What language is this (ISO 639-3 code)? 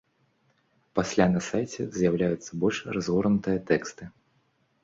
bel